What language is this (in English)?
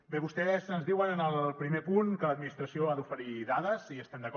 Catalan